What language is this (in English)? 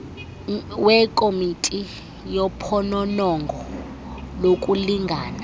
Xhosa